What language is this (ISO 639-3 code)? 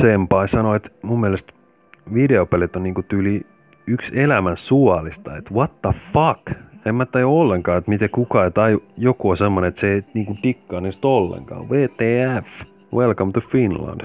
fin